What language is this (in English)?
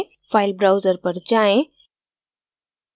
Hindi